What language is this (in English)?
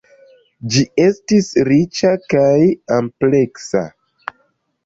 Esperanto